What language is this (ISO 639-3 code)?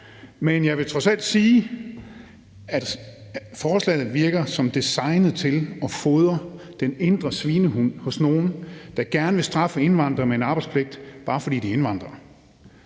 dan